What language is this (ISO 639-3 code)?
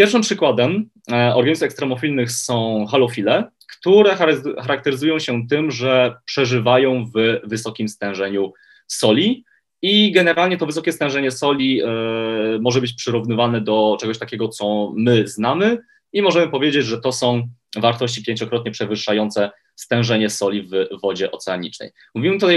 pol